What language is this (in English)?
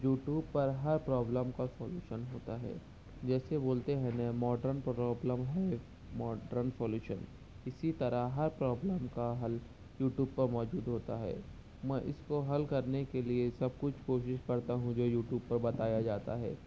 Urdu